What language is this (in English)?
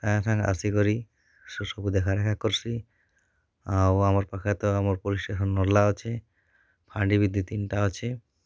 Odia